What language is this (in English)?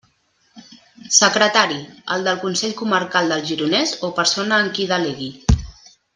Catalan